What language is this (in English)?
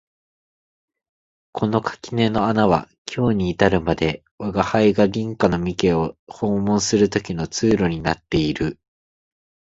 Japanese